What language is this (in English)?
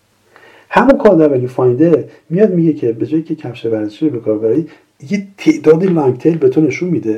Persian